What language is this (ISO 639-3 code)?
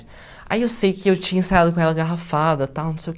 por